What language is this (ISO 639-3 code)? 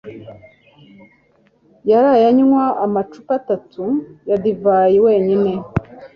kin